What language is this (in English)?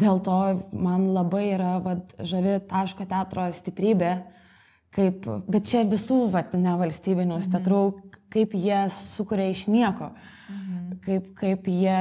Lithuanian